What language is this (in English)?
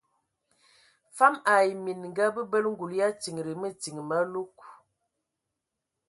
Ewondo